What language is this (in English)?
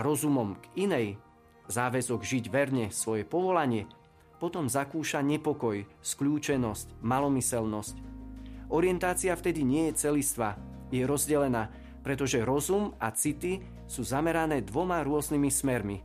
Slovak